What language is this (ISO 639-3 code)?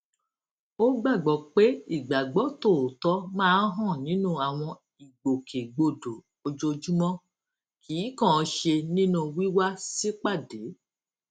yor